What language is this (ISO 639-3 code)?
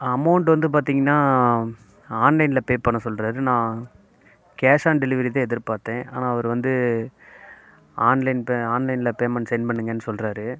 tam